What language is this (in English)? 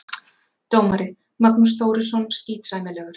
Icelandic